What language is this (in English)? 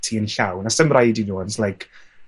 Welsh